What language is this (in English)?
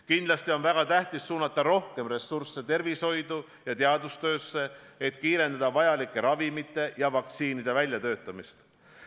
Estonian